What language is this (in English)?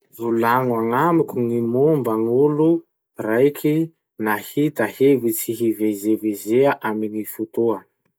Masikoro Malagasy